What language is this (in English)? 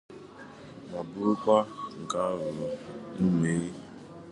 Igbo